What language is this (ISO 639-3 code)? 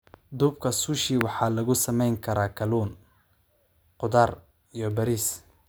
som